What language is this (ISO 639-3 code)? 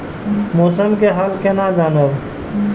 mai